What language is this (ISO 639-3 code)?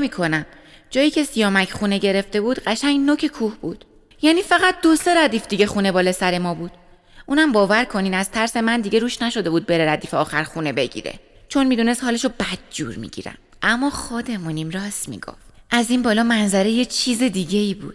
fas